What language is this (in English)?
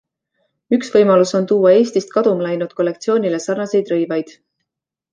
Estonian